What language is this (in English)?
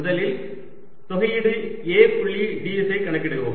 Tamil